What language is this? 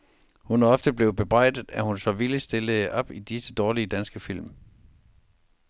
Danish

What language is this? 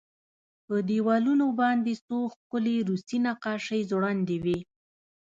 Pashto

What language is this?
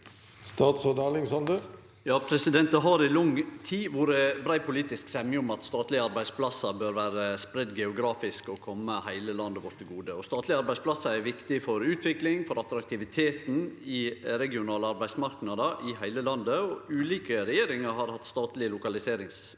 Norwegian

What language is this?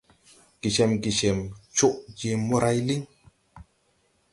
Tupuri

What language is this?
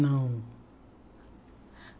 Portuguese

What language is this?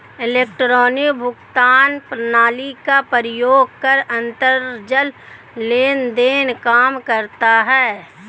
Hindi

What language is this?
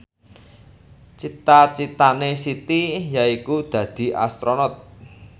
Javanese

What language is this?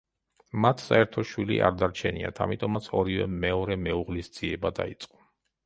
Georgian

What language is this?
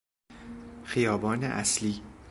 Persian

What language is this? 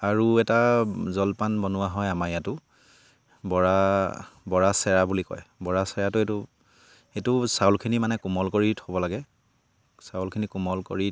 Assamese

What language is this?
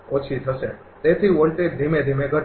Gujarati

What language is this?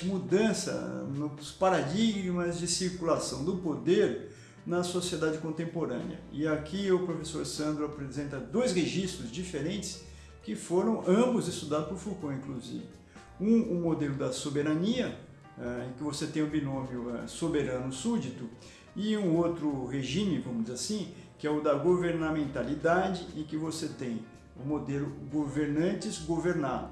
Portuguese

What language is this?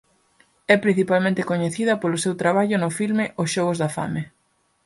Galician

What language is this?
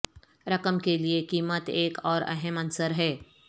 Urdu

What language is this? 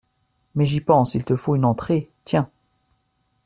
French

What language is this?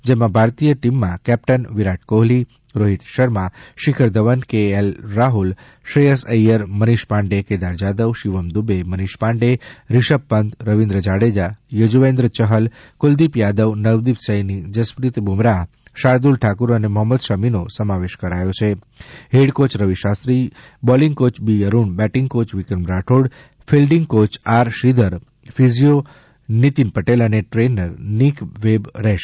Gujarati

